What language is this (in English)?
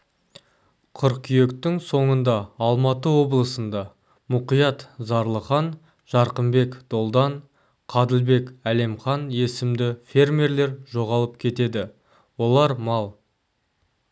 Kazakh